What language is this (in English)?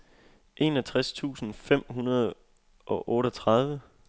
Danish